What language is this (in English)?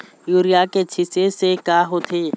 Chhattisgarhi